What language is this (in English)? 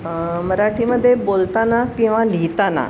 Marathi